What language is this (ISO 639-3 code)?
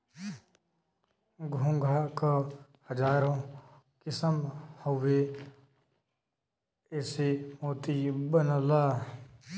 bho